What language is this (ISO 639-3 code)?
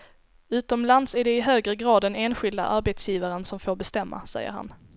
swe